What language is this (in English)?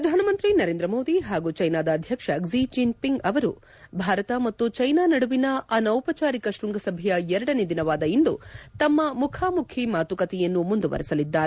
Kannada